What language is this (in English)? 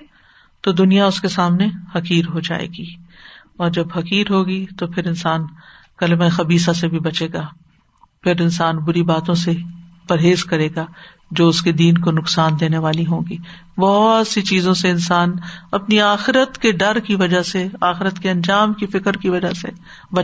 Urdu